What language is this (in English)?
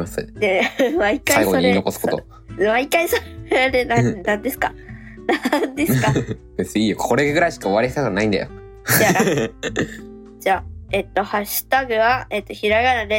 Japanese